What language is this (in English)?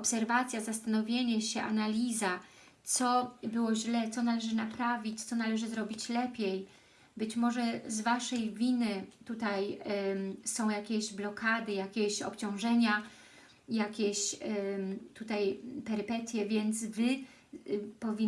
Polish